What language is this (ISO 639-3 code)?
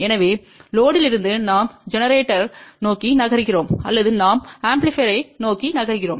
tam